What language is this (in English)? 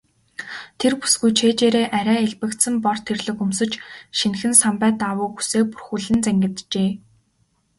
Mongolian